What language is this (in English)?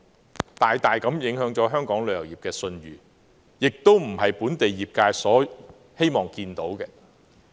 Cantonese